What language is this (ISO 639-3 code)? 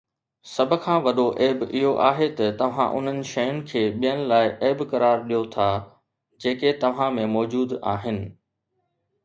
snd